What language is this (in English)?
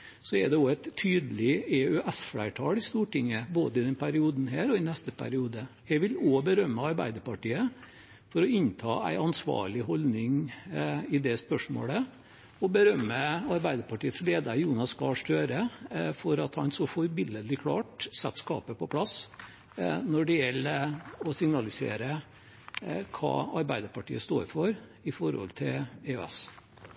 Norwegian Bokmål